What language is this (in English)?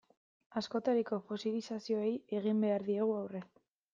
Basque